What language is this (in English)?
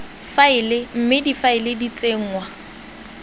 Tswana